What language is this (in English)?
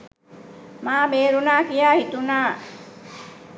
Sinhala